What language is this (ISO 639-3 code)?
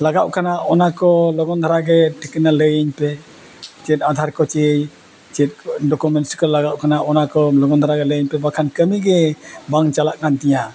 sat